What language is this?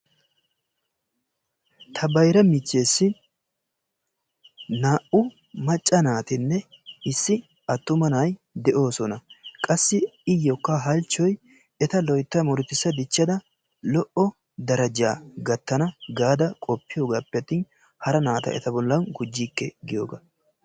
Wolaytta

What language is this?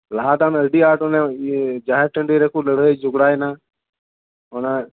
Santali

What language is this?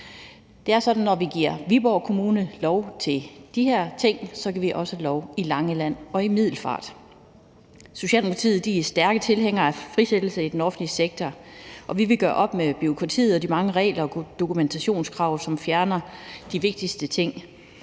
Danish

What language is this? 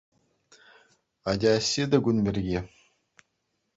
Chuvash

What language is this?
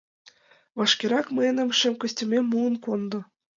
Mari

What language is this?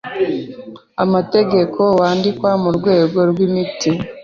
Kinyarwanda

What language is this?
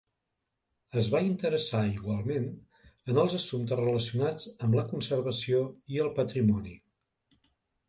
Catalan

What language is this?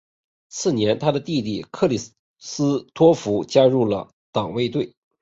Chinese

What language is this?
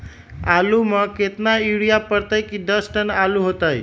Magahi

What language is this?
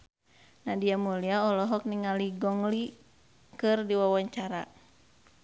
Sundanese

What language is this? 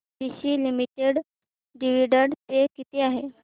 Marathi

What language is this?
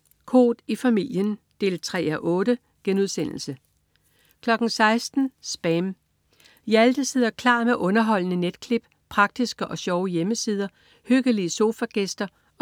Danish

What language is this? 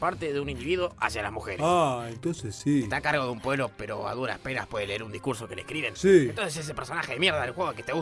Spanish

